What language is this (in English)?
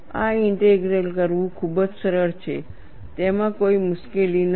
Gujarati